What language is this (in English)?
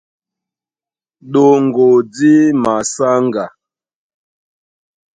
Duala